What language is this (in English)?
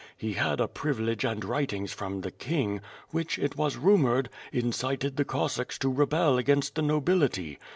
English